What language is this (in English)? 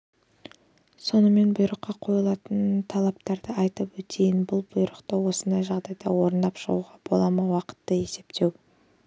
Kazakh